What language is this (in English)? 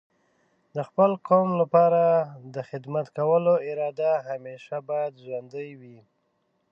Pashto